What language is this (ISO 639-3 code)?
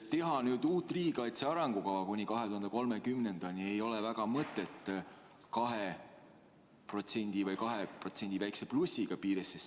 est